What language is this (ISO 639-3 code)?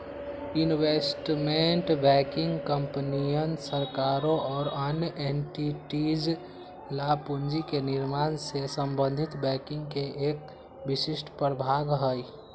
mag